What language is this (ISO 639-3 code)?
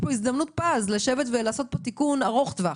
heb